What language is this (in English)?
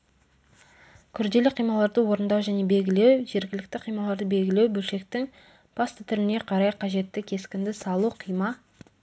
Kazakh